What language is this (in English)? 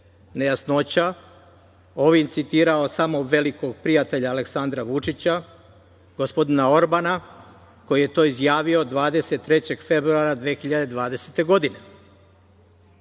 Serbian